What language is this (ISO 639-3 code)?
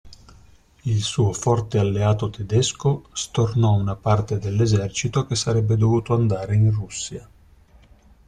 ita